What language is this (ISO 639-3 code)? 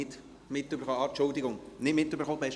gsw